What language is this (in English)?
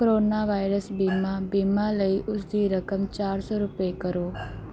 Punjabi